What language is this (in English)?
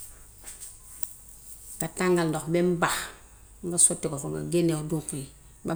Gambian Wolof